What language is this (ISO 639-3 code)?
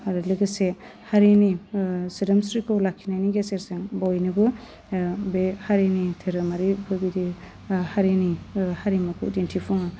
brx